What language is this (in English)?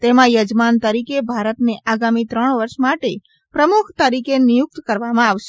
Gujarati